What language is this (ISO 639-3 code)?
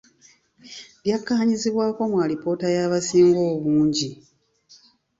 lug